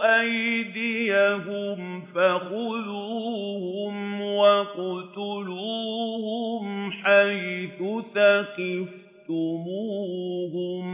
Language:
Arabic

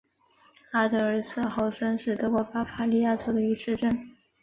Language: Chinese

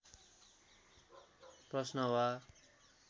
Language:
Nepali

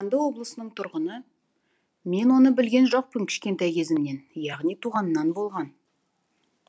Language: Kazakh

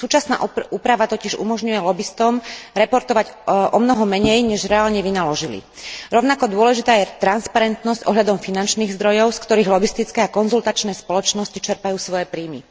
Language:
Slovak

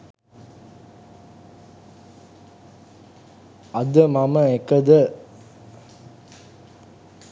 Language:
Sinhala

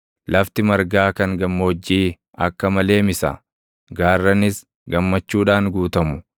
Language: Oromo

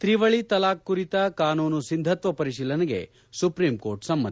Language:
Kannada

